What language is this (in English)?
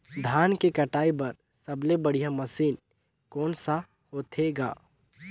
Chhattisgarhi